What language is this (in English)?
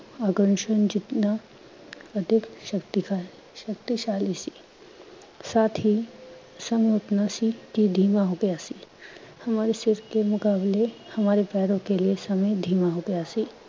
Punjabi